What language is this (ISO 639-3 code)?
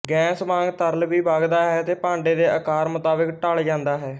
pan